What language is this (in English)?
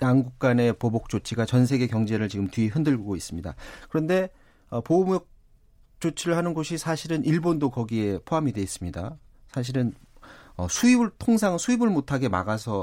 Korean